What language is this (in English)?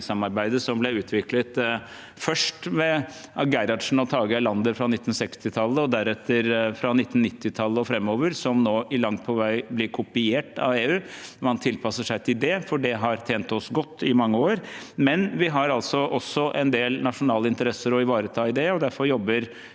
Norwegian